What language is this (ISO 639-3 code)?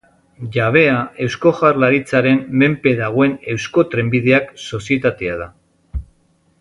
eus